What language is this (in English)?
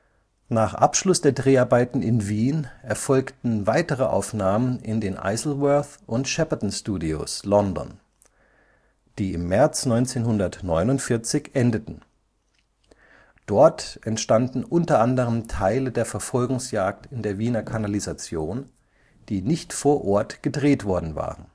German